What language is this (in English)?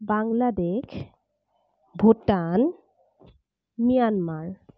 Assamese